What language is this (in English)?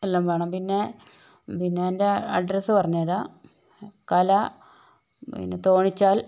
Malayalam